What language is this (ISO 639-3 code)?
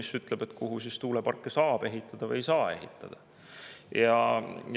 est